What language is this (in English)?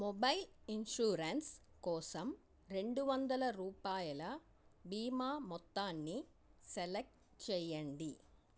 Telugu